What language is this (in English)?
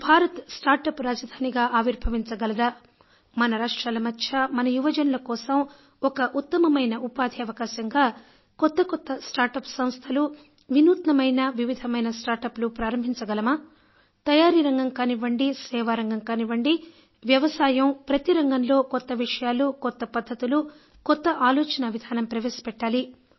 Telugu